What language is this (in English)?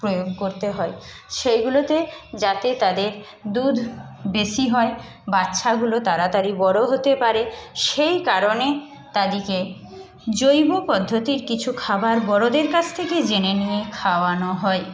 Bangla